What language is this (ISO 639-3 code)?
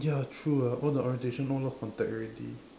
eng